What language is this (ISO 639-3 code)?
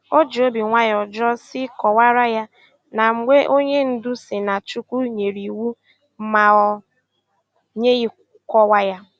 ibo